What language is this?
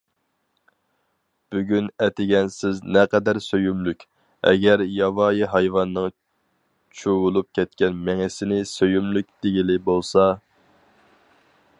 Uyghur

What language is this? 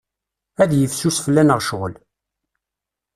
Kabyle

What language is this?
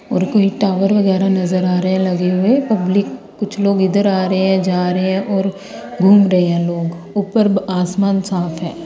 Hindi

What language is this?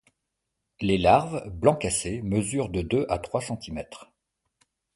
French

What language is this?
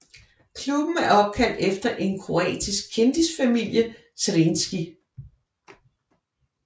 Danish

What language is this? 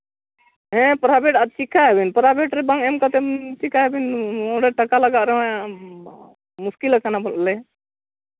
Santali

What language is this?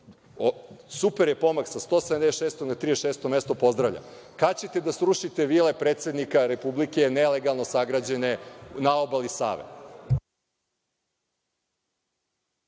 Serbian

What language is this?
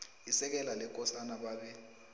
South Ndebele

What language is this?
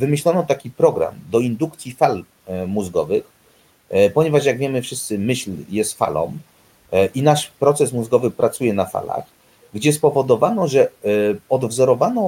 Polish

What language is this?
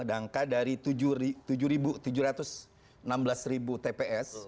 Indonesian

